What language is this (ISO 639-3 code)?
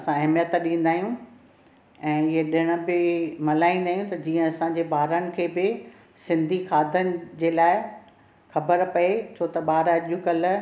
snd